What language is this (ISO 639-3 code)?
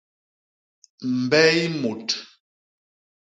bas